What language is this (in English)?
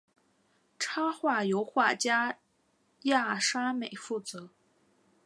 Chinese